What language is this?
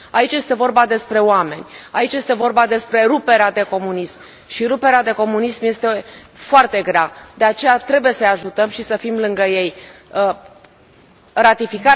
Romanian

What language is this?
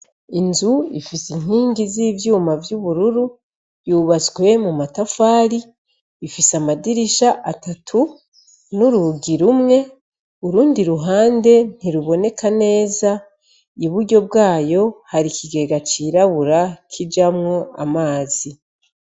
Rundi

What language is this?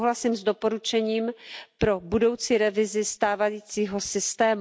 Czech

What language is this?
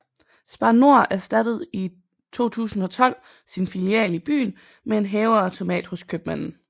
Danish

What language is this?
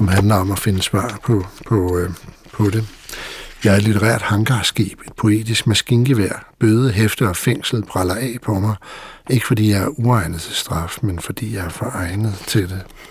Danish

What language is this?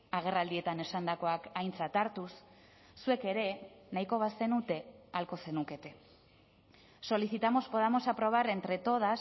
Basque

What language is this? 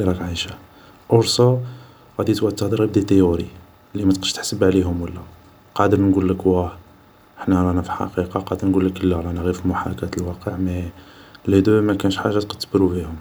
Algerian Arabic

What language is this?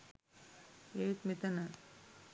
Sinhala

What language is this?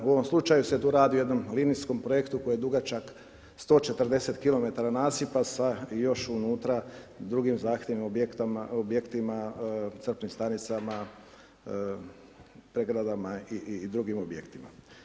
Croatian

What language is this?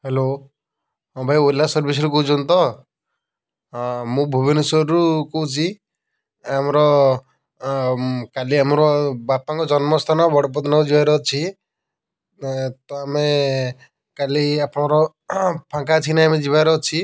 Odia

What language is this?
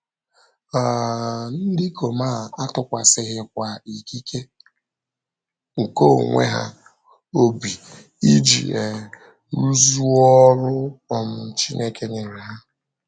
Igbo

